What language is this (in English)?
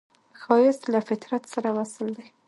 Pashto